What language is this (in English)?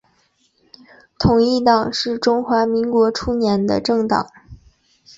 Chinese